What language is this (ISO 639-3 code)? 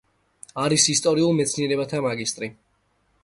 kat